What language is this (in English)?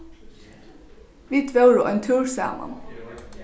Faroese